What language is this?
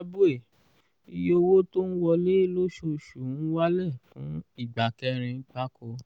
Yoruba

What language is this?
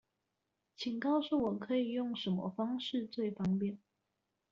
Chinese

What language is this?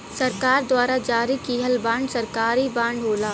Bhojpuri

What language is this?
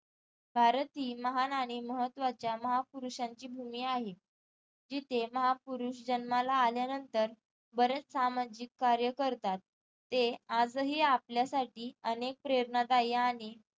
Marathi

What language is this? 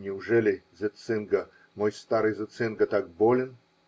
Russian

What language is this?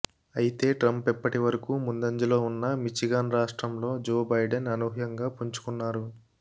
Telugu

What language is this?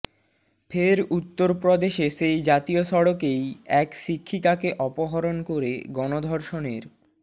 Bangla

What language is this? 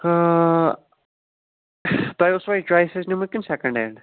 Kashmiri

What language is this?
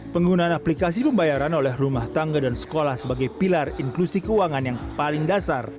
Indonesian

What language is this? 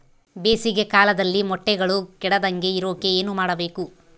Kannada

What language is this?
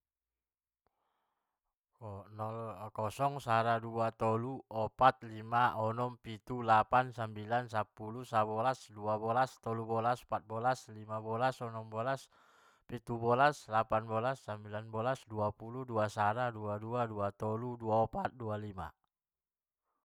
Batak Mandailing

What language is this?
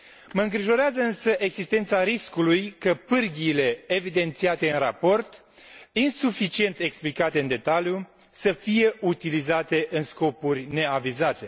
Romanian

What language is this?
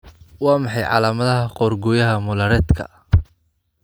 Somali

